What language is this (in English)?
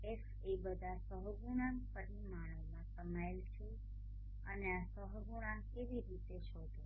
Gujarati